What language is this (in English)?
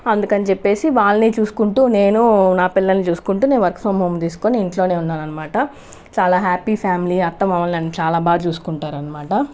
Telugu